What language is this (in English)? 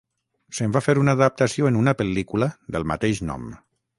Catalan